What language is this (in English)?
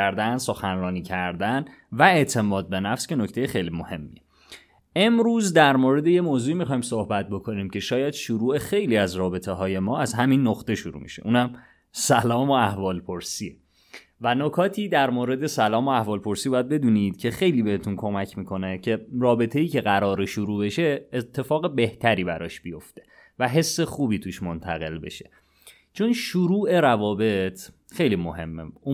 Persian